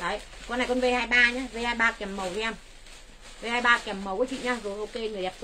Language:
Vietnamese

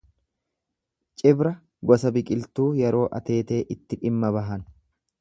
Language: Oromo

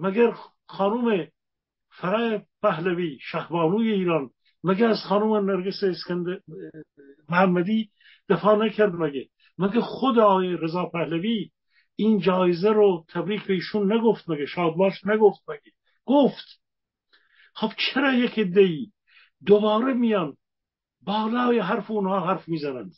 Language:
Persian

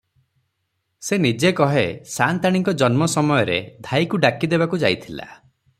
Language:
Odia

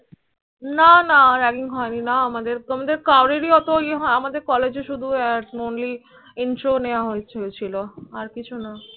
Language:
Bangla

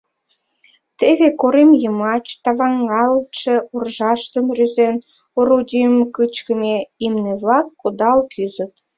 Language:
Mari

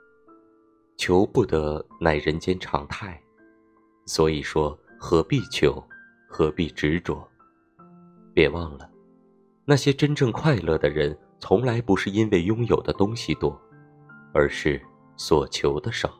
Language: Chinese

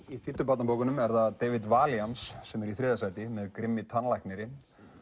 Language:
Icelandic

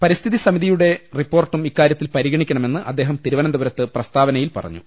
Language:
Malayalam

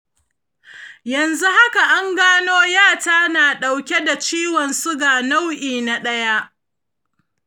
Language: Hausa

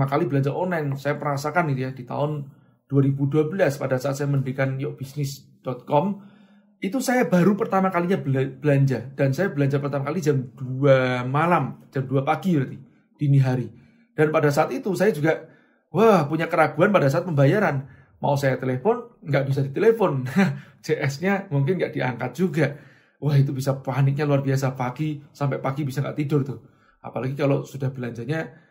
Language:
Indonesian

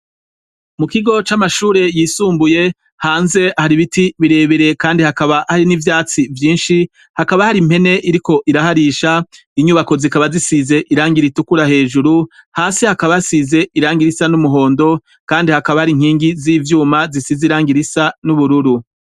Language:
Rundi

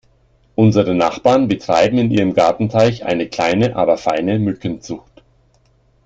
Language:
German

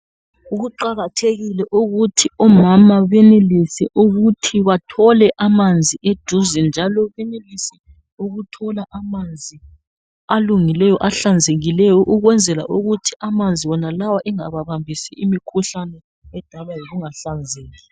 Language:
North Ndebele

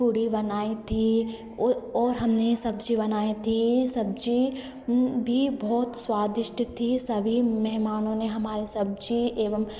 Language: Hindi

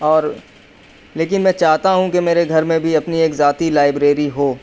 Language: Urdu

